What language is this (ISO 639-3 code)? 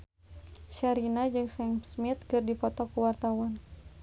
sun